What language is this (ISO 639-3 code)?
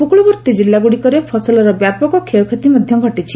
ori